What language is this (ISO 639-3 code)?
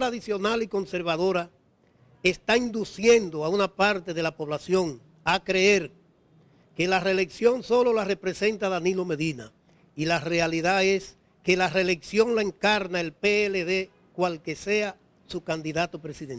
spa